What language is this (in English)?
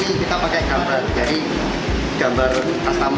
Indonesian